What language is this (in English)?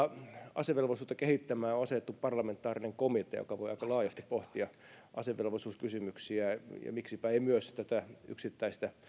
Finnish